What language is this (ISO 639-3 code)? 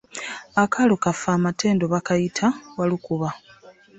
lug